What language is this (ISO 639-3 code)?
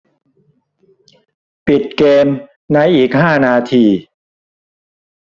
tha